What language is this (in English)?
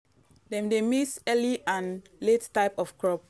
Nigerian Pidgin